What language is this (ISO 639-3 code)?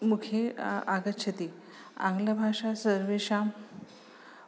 san